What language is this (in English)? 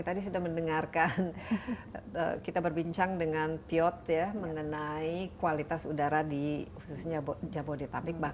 Indonesian